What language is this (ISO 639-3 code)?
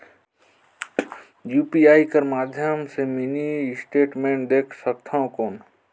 hne